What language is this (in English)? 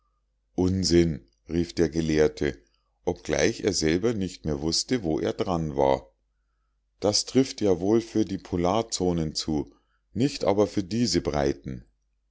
German